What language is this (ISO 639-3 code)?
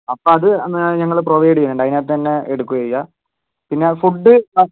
mal